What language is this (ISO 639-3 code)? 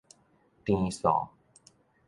nan